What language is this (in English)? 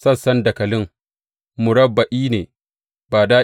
Hausa